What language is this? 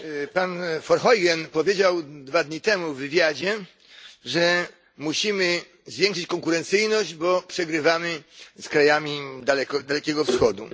Polish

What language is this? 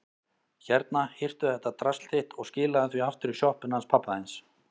Icelandic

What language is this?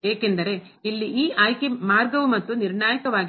Kannada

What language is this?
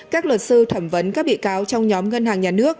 Vietnamese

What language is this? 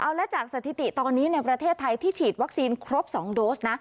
Thai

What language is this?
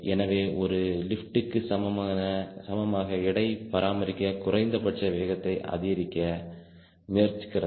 Tamil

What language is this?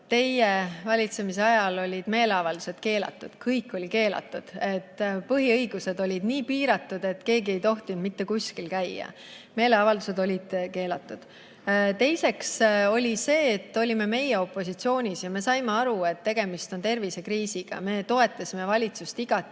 Estonian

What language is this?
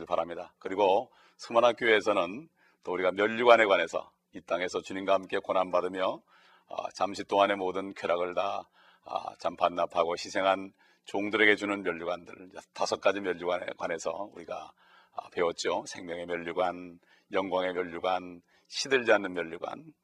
Korean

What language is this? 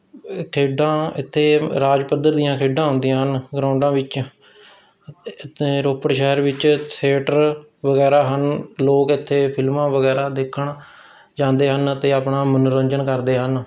Punjabi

